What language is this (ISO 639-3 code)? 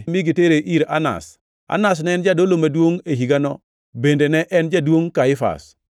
luo